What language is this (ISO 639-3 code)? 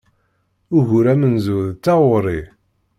kab